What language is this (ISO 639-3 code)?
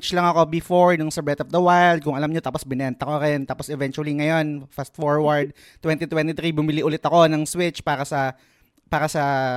fil